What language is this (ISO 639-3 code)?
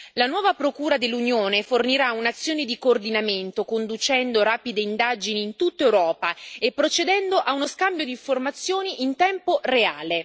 ita